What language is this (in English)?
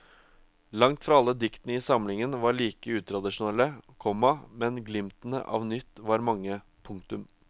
Norwegian